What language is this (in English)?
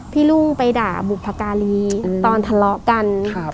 Thai